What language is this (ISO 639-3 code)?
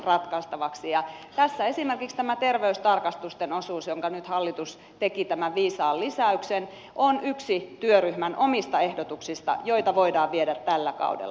fin